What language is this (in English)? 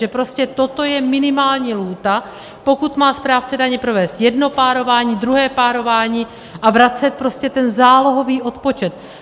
Czech